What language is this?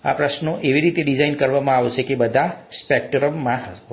Gujarati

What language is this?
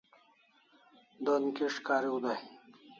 Kalasha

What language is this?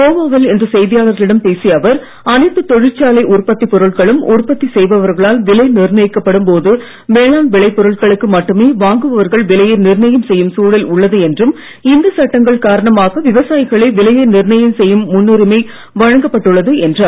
Tamil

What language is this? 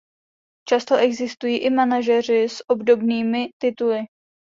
Czech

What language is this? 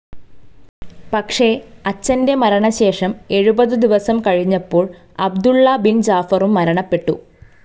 Malayalam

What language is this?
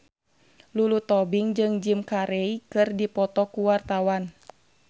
Sundanese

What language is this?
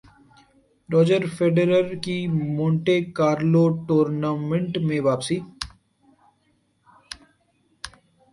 Urdu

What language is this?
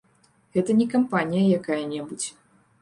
Belarusian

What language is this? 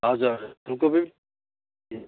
Nepali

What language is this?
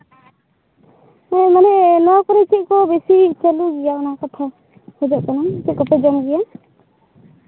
Santali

